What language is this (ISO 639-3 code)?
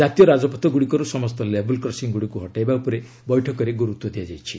ori